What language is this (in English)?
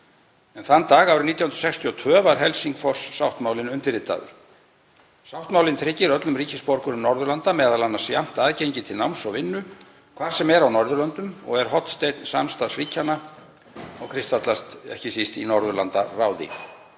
Icelandic